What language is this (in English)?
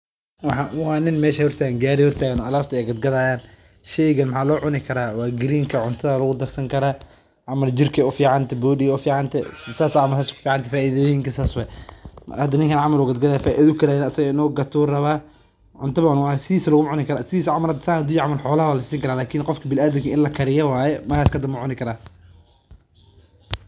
Somali